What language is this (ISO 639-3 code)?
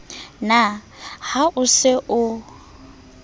sot